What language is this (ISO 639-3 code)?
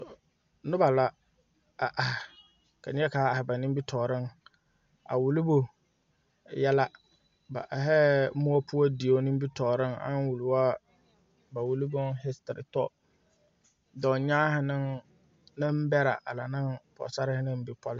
dga